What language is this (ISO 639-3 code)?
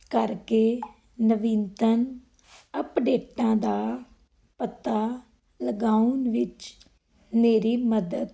pan